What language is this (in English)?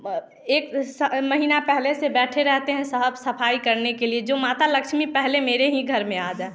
Hindi